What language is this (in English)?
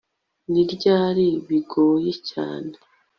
Kinyarwanda